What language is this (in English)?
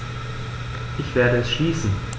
German